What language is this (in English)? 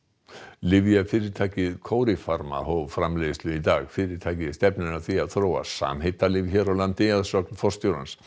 Icelandic